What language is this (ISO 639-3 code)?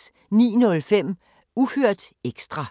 dan